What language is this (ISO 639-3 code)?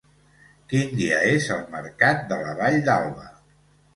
cat